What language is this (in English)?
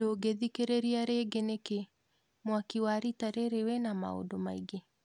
Kikuyu